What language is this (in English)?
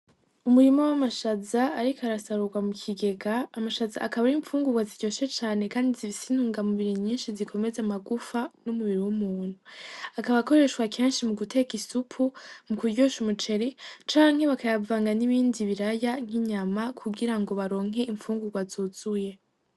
Rundi